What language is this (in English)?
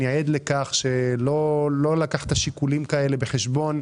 Hebrew